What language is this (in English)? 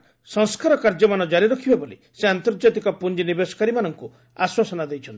Odia